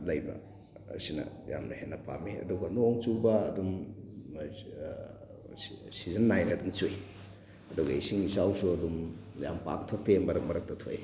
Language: Manipuri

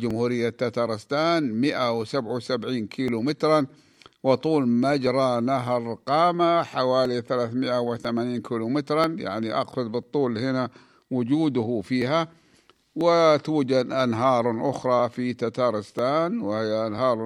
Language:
Arabic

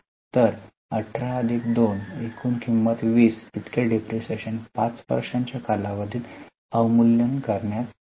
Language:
Marathi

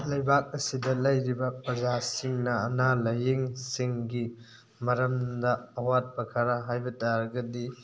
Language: Manipuri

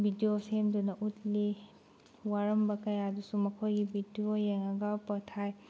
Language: Manipuri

